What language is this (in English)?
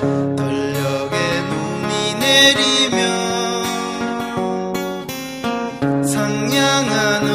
Korean